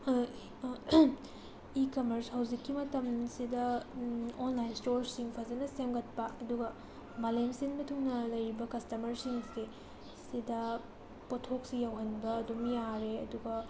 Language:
Manipuri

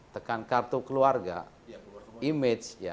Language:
Indonesian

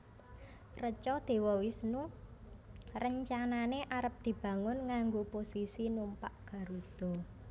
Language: Javanese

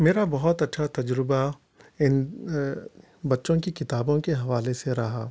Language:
Urdu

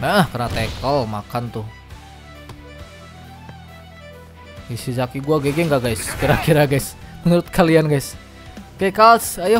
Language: Indonesian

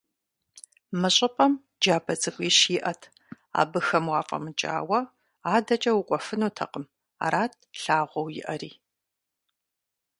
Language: Kabardian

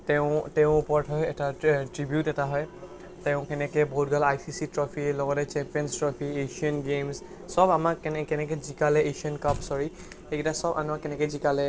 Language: Assamese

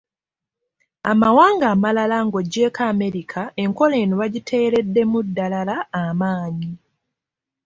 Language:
Ganda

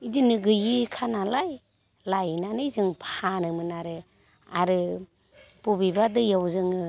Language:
Bodo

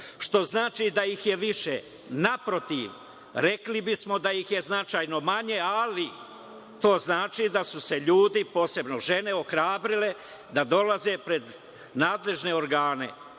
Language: Serbian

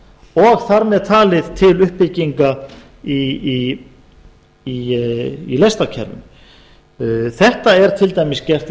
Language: Icelandic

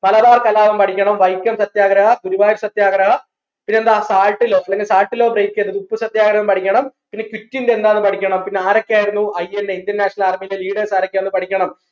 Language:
Malayalam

